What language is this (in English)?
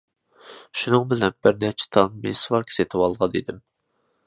Uyghur